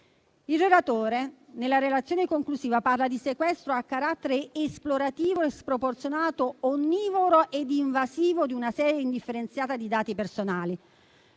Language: Italian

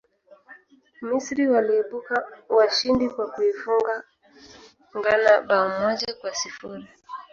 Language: Swahili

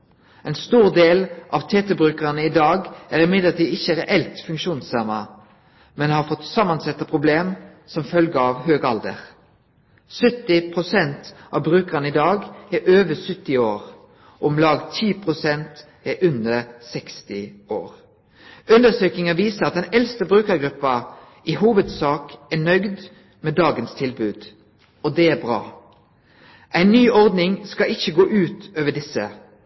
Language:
Norwegian Nynorsk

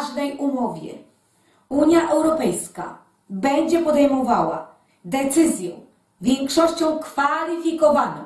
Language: Polish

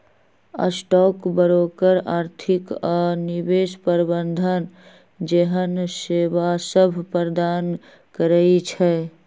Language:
Magahi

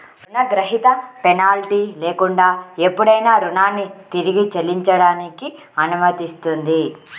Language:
Telugu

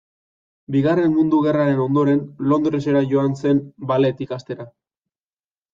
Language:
Basque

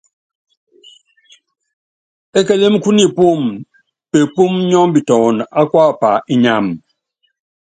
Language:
Yangben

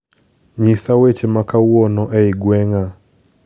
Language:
Luo (Kenya and Tanzania)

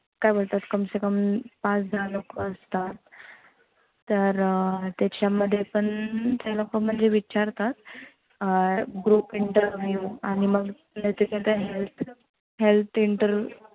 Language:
Marathi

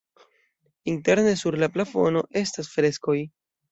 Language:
Esperanto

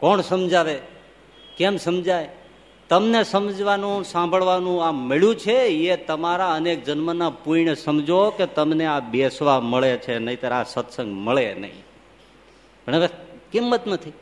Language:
Gujarati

